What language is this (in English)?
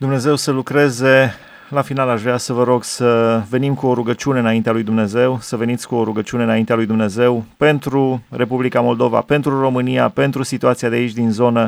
Romanian